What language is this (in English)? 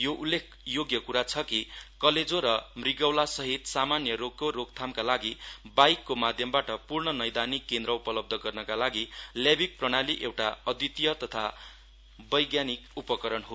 Nepali